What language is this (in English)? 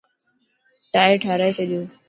Dhatki